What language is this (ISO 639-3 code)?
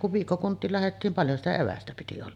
fin